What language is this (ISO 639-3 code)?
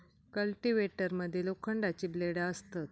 mar